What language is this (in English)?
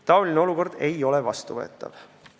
Estonian